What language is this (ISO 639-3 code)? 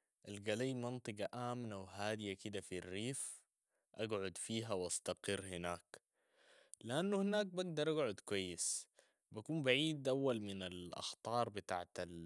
apd